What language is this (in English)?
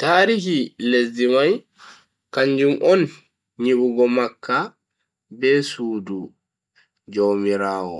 Bagirmi Fulfulde